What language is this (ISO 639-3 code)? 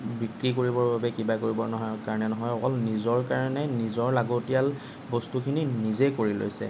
asm